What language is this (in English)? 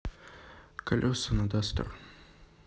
Russian